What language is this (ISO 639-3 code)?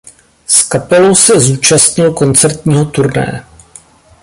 ces